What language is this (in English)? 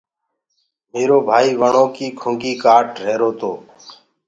Gurgula